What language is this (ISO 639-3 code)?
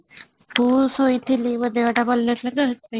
ori